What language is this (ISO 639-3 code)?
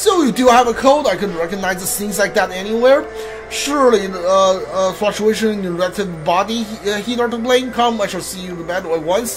eng